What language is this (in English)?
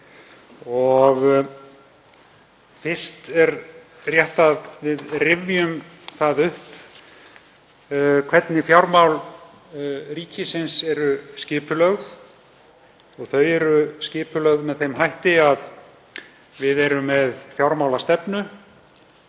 Icelandic